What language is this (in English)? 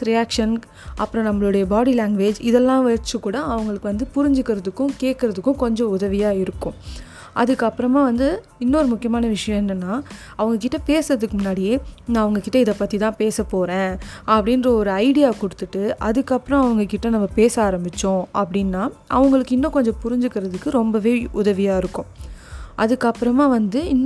Tamil